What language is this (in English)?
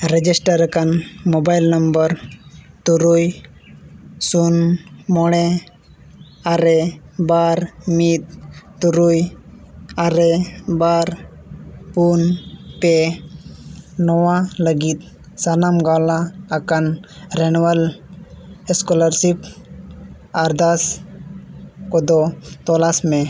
Santali